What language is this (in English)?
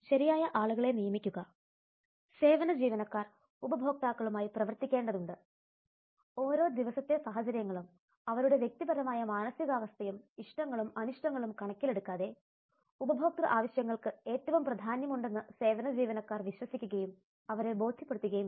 Malayalam